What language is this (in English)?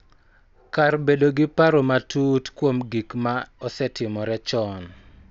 Luo (Kenya and Tanzania)